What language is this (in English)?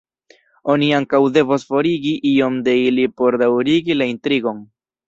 Esperanto